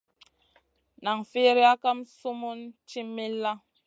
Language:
Masana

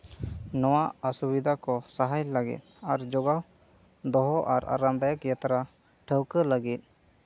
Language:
Santali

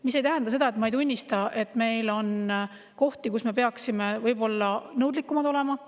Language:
Estonian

